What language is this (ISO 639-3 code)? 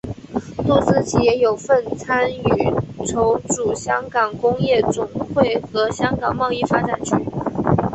zho